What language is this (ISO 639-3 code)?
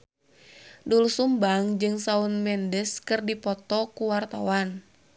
sun